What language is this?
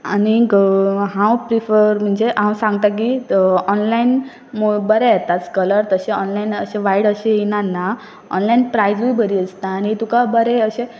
Konkani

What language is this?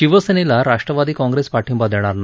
Marathi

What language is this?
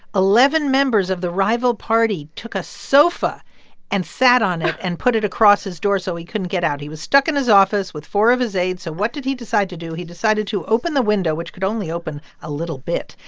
English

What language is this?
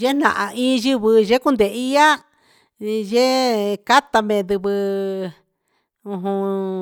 Huitepec Mixtec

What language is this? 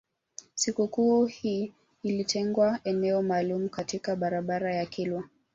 Swahili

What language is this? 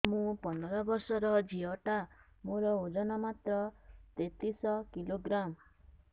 Odia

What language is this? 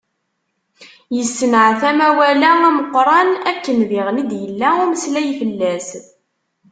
Kabyle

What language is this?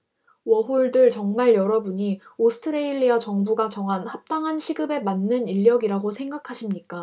Korean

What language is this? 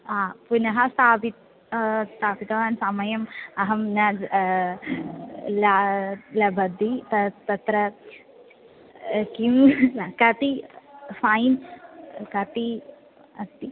Sanskrit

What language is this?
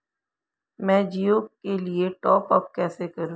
Hindi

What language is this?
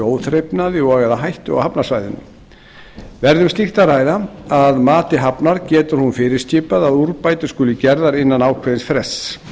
Icelandic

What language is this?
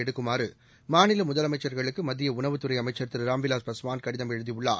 Tamil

